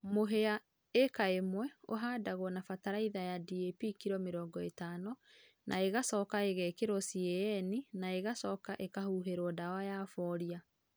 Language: Kikuyu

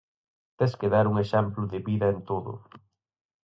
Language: Galician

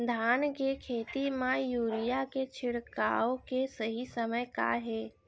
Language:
Chhattisgarhi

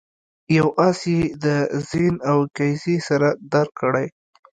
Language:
Pashto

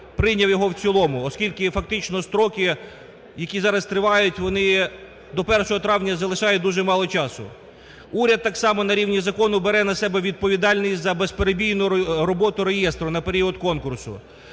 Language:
Ukrainian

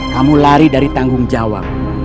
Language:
Indonesian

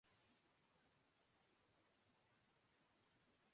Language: Urdu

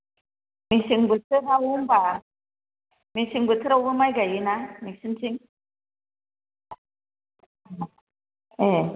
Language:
Bodo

